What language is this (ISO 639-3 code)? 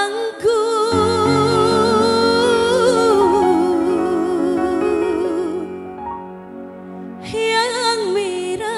ind